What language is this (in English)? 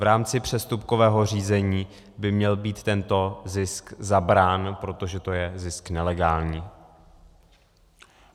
Czech